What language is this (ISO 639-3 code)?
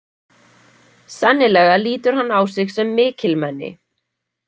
isl